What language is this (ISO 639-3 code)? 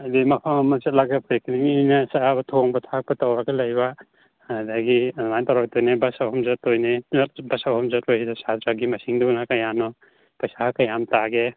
mni